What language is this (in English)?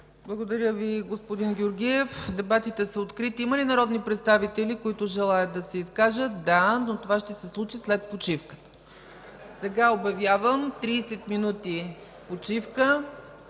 Bulgarian